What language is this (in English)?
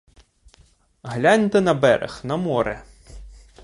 Ukrainian